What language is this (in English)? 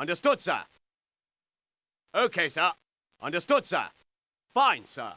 Portuguese